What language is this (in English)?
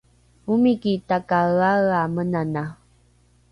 Rukai